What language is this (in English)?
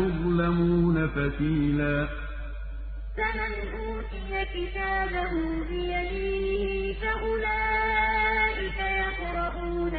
Arabic